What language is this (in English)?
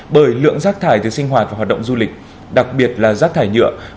Vietnamese